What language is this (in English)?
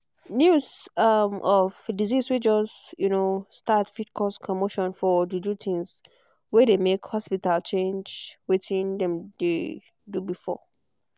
Nigerian Pidgin